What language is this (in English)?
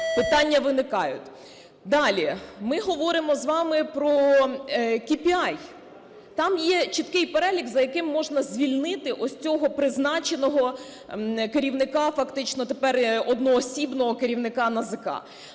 Ukrainian